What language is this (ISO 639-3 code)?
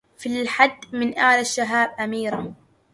ara